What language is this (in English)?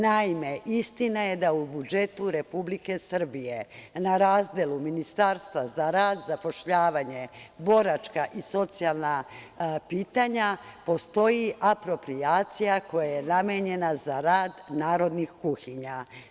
Serbian